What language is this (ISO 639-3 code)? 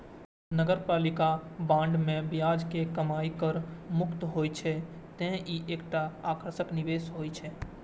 mai